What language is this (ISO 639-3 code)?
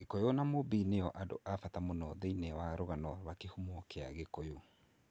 kik